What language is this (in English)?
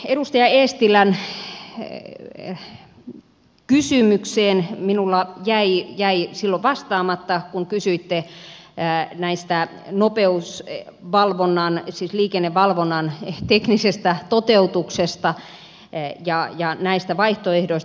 Finnish